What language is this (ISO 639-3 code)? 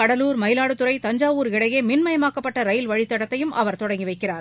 tam